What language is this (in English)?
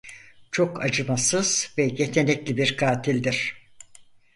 Turkish